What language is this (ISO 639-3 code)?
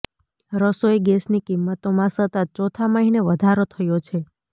guj